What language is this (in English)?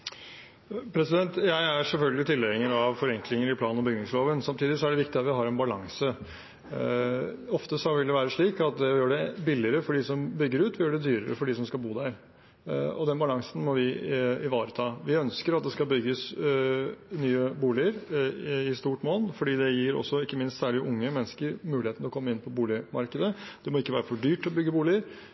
Norwegian Bokmål